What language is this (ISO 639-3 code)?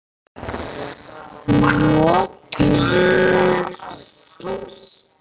isl